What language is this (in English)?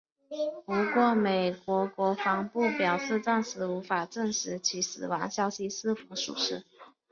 Chinese